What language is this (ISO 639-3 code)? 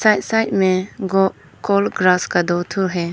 hin